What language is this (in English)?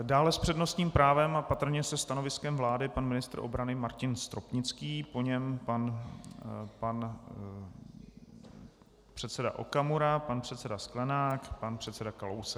Czech